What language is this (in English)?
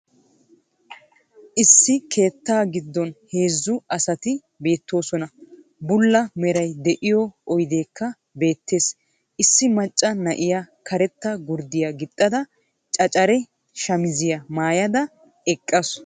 Wolaytta